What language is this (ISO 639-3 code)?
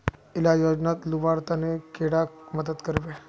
mag